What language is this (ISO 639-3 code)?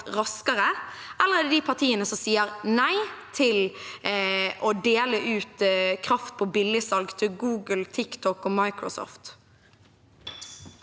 nor